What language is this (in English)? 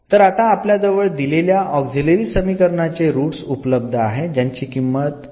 Marathi